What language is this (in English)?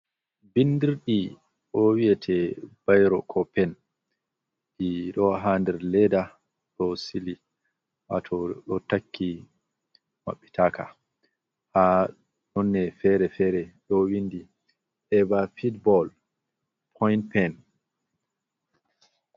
Fula